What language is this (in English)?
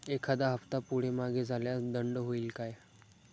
Marathi